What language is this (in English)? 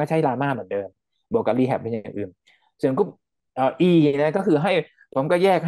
Thai